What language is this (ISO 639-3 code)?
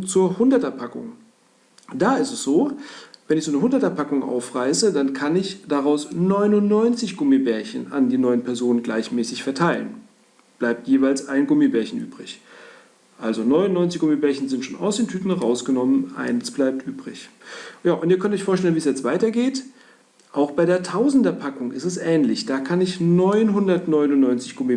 deu